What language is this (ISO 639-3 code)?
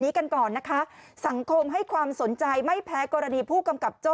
tha